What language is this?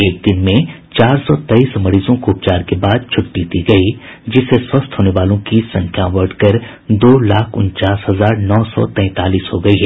Hindi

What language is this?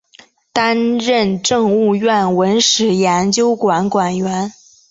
Chinese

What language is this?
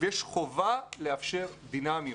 Hebrew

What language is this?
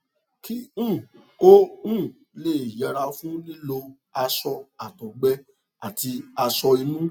Yoruba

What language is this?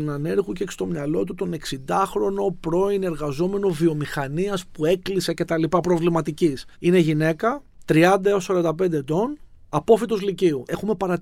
Greek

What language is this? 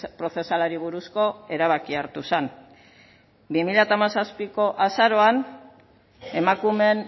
Basque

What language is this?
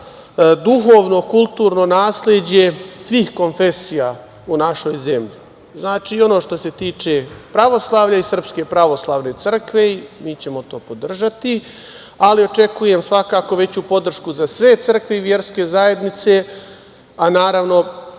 Serbian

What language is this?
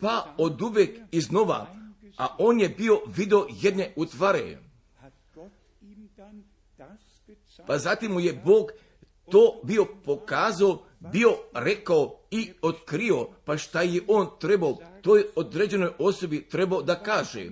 Croatian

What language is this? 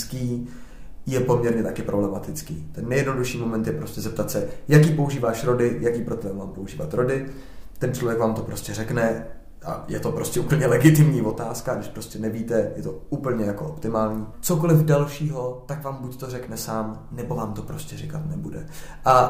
Czech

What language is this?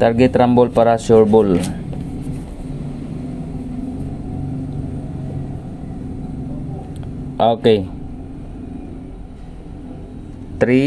Filipino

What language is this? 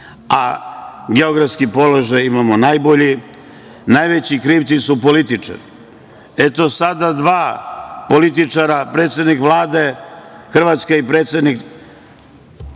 Serbian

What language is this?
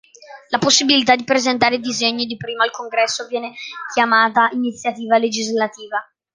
Italian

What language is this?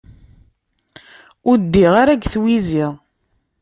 Kabyle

